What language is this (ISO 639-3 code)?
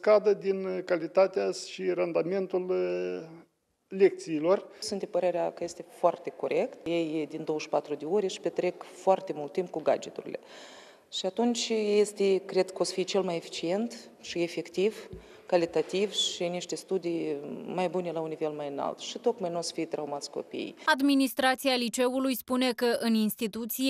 ron